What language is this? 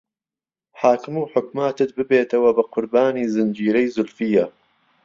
Central Kurdish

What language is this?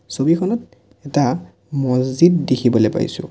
Assamese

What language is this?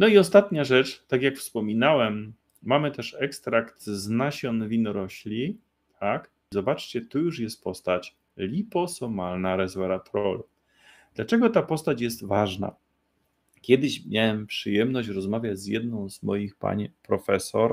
Polish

